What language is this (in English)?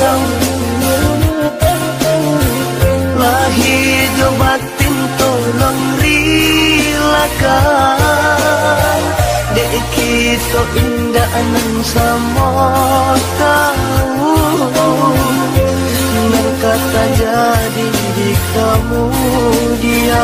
Indonesian